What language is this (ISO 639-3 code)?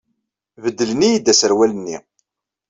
kab